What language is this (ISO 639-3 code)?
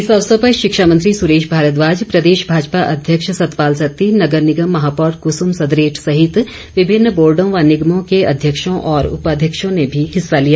hin